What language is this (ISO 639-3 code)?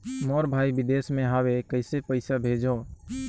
hne